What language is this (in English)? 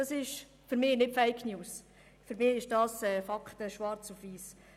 Swiss German